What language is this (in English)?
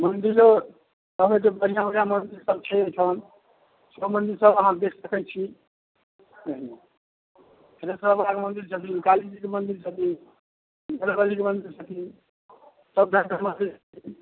Maithili